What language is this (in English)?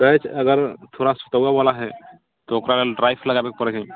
Maithili